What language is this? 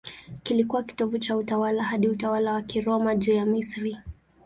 Swahili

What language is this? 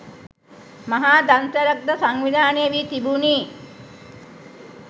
Sinhala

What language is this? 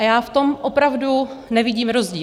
Czech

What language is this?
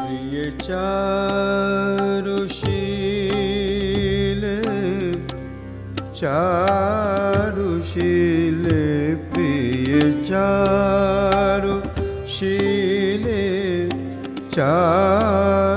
Hindi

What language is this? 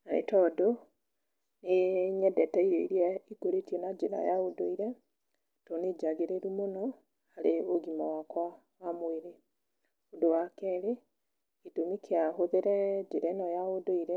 Kikuyu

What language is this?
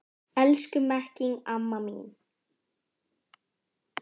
Icelandic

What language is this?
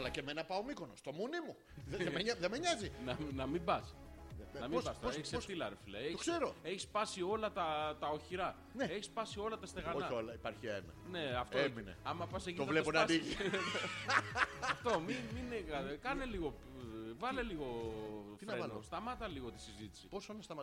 Greek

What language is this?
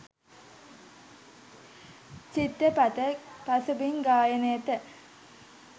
Sinhala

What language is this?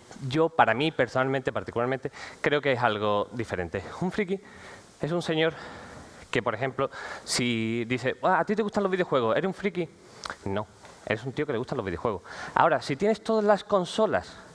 Spanish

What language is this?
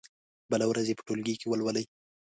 Pashto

